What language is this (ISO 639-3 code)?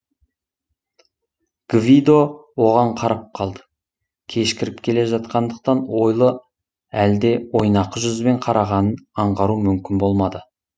kaz